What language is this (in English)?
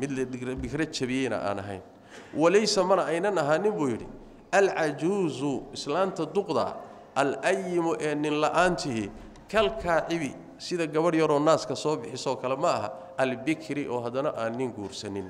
Arabic